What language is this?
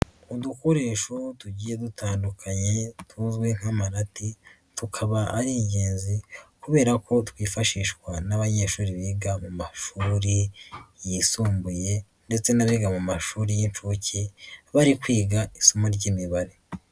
Kinyarwanda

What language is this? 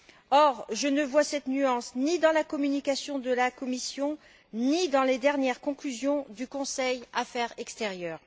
French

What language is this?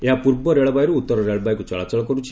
Odia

